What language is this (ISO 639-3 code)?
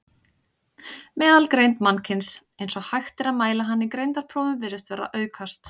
isl